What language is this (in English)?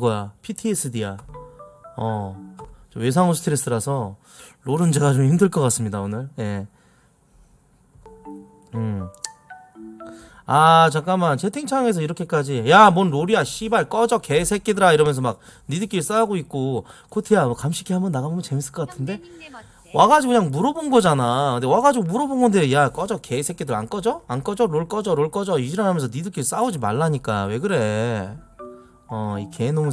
Korean